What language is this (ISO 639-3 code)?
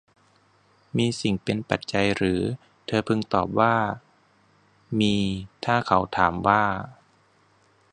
tha